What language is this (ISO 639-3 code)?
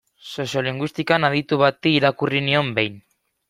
eus